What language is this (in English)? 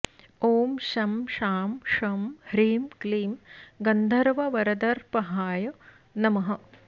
Sanskrit